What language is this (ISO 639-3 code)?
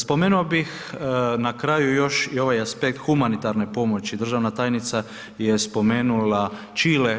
hrv